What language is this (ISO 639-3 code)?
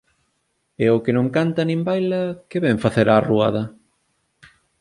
glg